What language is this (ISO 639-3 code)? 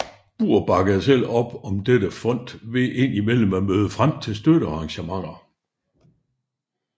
dan